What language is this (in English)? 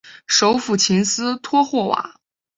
Chinese